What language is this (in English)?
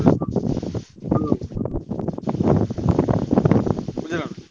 Odia